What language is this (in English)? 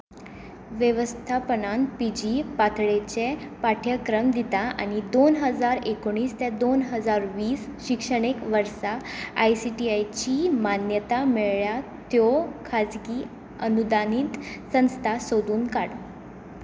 Konkani